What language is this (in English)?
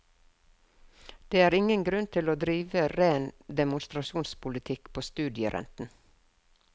Norwegian